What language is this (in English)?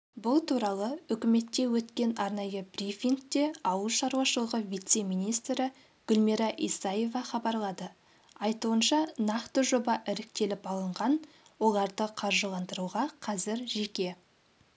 Kazakh